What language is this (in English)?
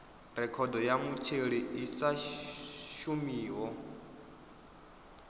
Venda